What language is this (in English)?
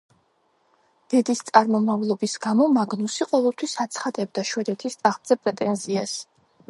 Georgian